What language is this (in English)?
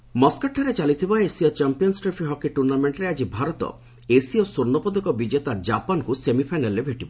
Odia